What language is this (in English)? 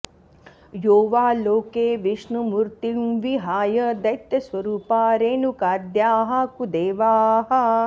Sanskrit